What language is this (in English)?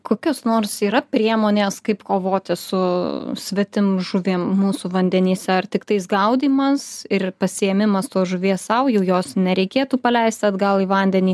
Lithuanian